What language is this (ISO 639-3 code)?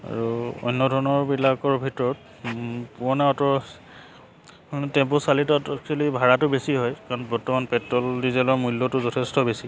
asm